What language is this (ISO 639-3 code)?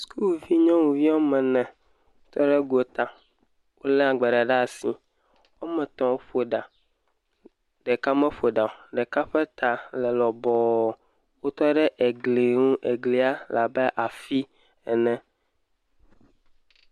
ewe